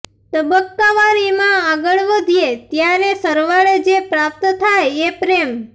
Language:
Gujarati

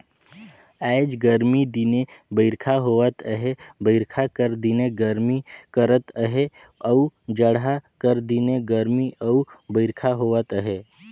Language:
Chhattisgarhi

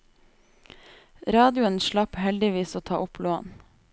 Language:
Norwegian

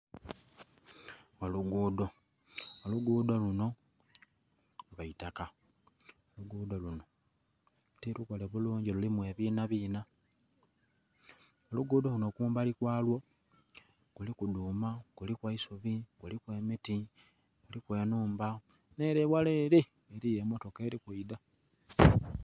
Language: Soga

